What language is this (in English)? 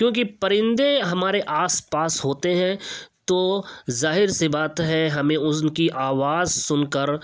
Urdu